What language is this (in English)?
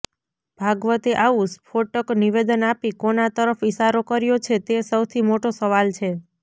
Gujarati